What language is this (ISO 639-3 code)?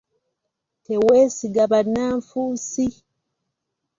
lug